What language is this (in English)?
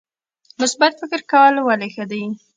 Pashto